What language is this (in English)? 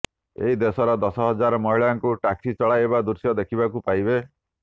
Odia